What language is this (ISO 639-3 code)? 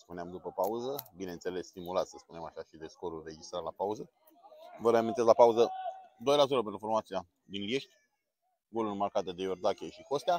ron